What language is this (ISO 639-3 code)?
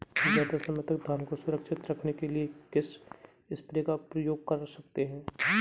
hin